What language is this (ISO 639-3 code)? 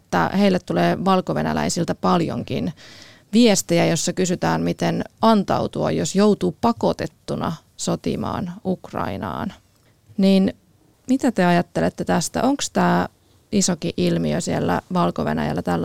fin